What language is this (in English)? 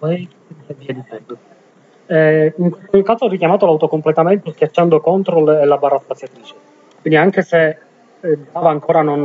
Italian